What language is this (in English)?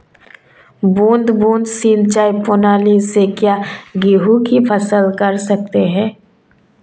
Hindi